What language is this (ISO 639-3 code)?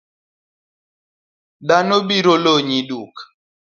luo